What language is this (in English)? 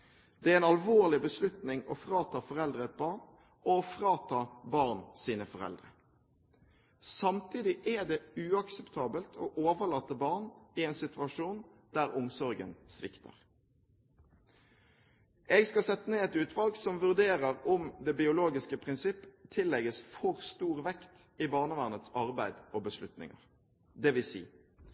Norwegian Bokmål